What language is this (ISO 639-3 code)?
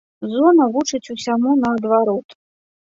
bel